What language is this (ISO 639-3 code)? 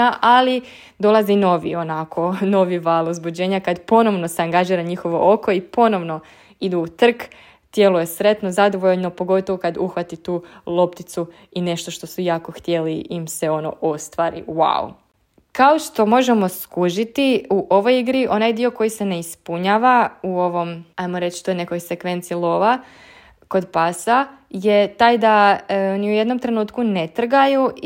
hrv